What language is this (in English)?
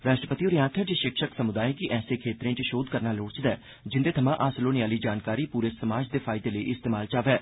Dogri